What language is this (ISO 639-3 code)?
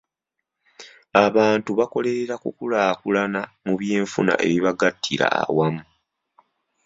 lug